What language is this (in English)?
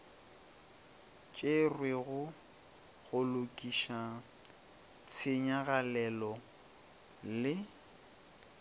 Northern Sotho